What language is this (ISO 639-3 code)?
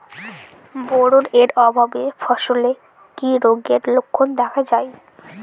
ben